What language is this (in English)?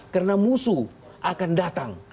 Indonesian